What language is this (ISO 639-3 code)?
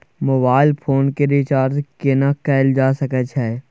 mai